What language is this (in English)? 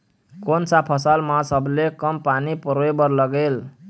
Chhattisgarhi